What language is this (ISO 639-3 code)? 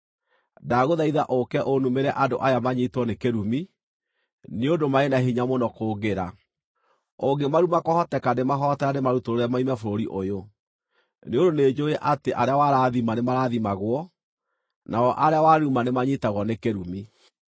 kik